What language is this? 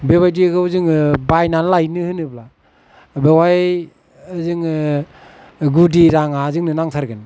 Bodo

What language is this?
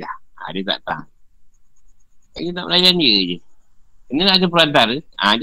Malay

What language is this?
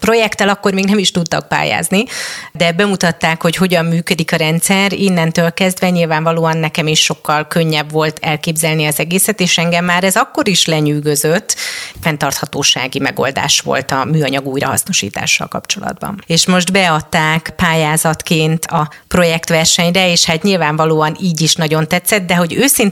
Hungarian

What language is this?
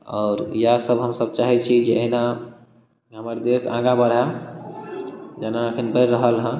Maithili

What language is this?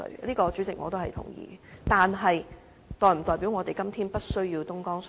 Cantonese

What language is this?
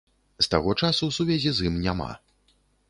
Belarusian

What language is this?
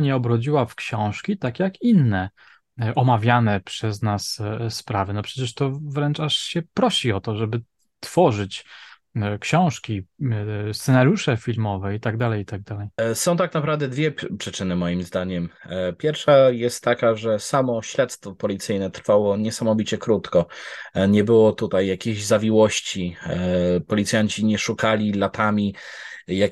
Polish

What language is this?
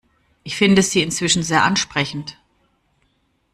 German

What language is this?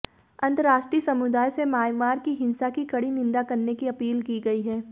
Hindi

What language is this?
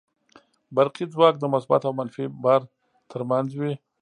Pashto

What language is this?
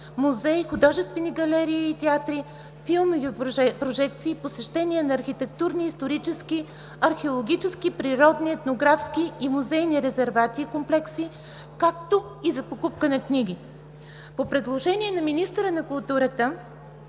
Bulgarian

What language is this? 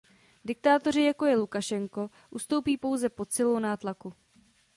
Czech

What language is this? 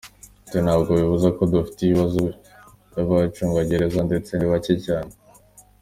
Kinyarwanda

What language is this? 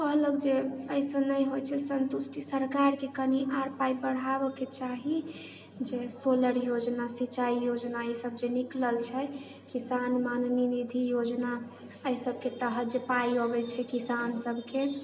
Maithili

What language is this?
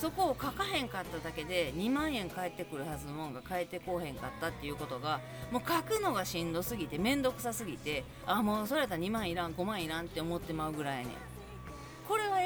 Japanese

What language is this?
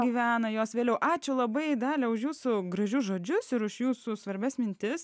Lithuanian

